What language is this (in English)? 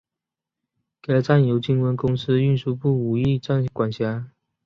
Chinese